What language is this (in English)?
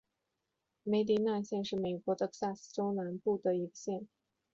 Chinese